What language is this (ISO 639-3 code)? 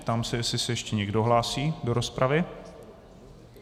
ces